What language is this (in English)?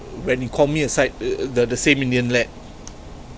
English